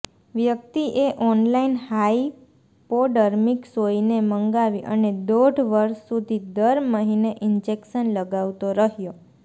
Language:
Gujarati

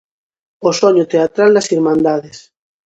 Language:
Galician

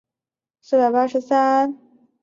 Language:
Chinese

